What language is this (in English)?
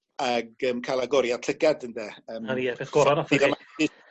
Welsh